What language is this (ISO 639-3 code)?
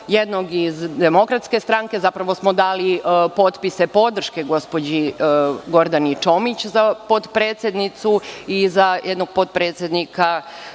srp